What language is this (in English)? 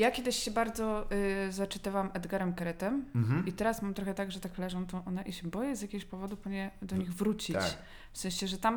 Polish